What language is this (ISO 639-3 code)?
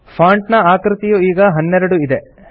kan